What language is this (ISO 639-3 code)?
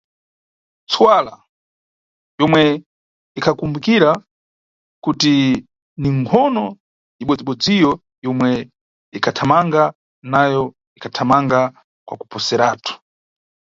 nyu